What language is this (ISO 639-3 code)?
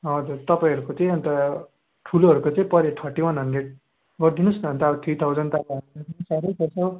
nep